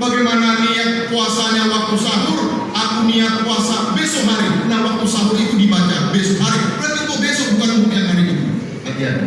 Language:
Indonesian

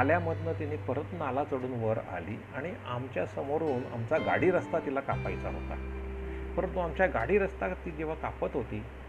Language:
Marathi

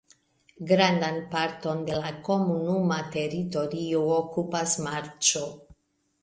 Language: Esperanto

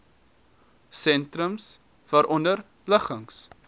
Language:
Afrikaans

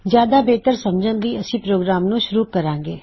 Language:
Punjabi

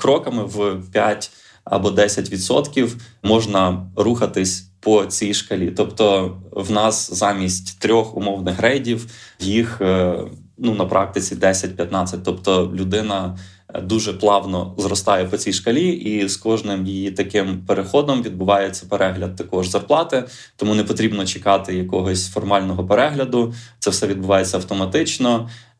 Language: Ukrainian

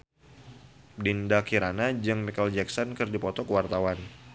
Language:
Sundanese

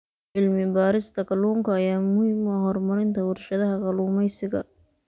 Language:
Somali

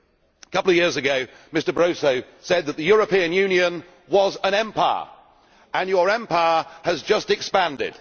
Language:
English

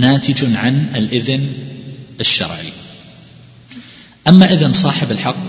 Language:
Arabic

